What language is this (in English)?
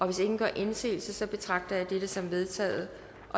Danish